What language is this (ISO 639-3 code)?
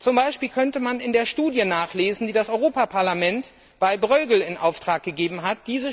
deu